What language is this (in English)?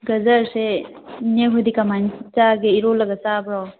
Manipuri